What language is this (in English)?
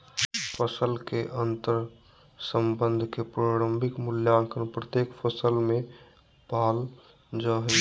Magahi